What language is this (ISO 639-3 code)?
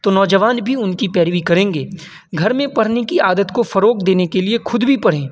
urd